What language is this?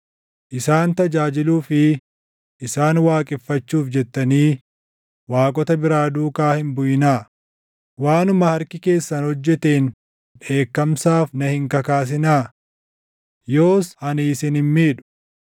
Oromo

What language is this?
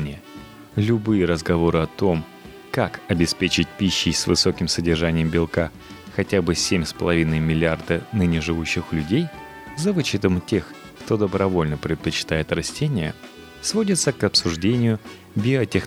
Russian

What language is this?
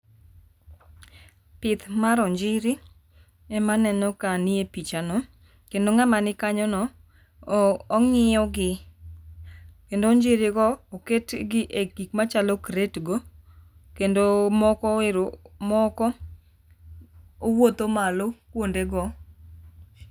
Luo (Kenya and Tanzania)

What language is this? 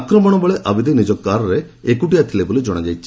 Odia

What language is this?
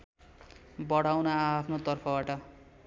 Nepali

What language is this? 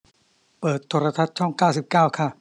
Thai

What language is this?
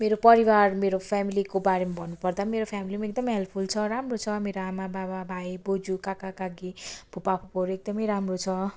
Nepali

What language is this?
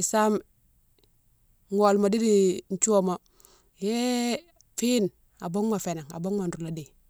Mansoanka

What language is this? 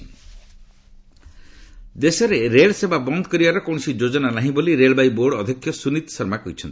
Odia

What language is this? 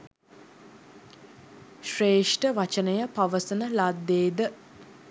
Sinhala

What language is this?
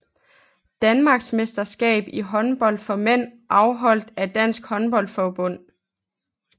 Danish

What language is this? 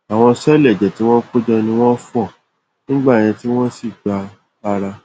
Yoruba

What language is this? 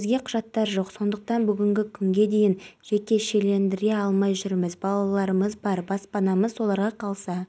Kazakh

